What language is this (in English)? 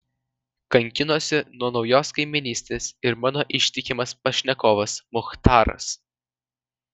Lithuanian